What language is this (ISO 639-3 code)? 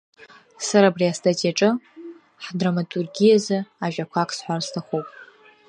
abk